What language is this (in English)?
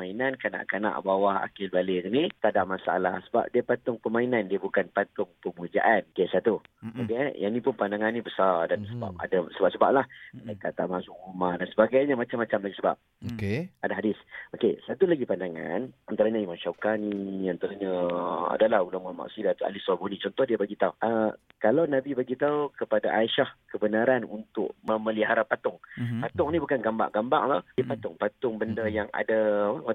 Malay